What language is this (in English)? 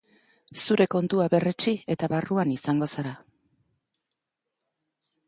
Basque